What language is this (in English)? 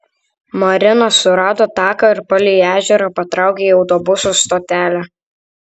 Lithuanian